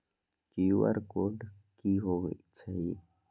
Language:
Magahi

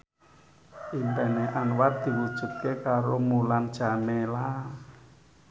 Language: Javanese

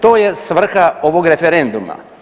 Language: Croatian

